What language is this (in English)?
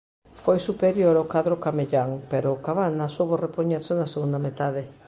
Galician